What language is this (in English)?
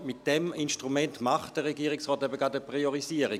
Swiss German